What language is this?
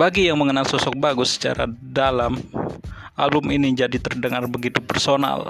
Indonesian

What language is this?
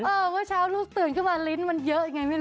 Thai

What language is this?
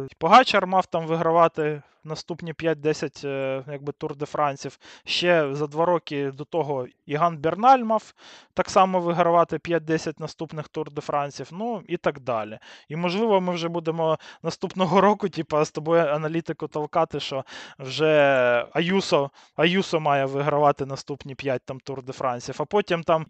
Ukrainian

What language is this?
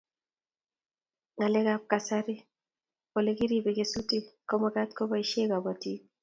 Kalenjin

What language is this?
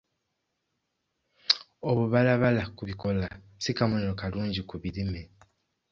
Ganda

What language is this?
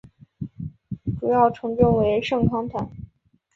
Chinese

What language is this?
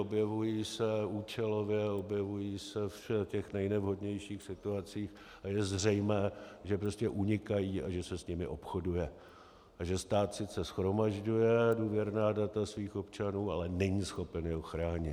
Czech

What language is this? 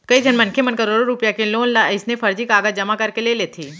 Chhattisgarhi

